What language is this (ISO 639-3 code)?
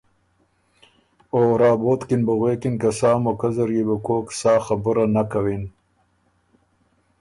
oru